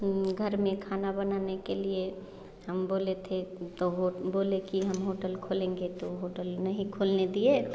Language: Hindi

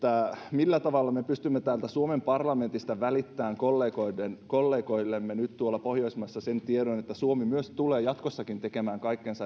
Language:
Finnish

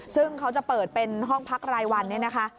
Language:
Thai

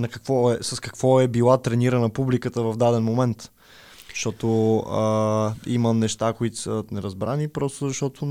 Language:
Bulgarian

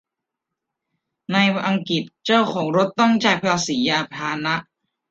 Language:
Thai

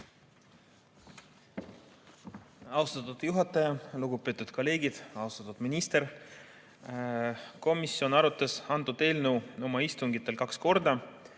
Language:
Estonian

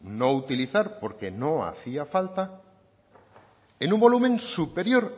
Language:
Spanish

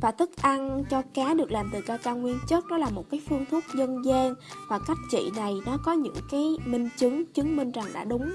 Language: Vietnamese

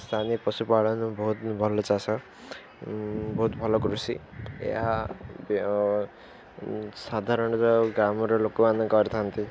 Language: Odia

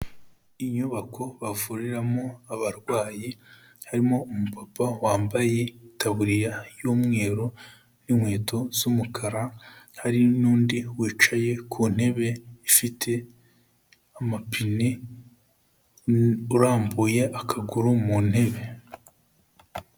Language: Kinyarwanda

